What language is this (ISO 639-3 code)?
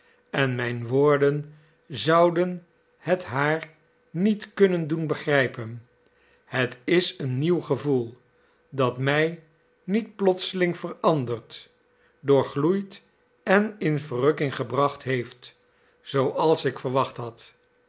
nld